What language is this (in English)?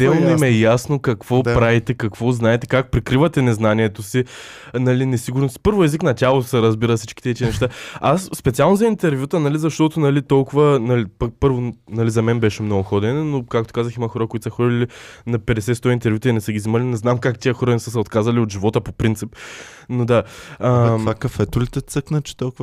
Bulgarian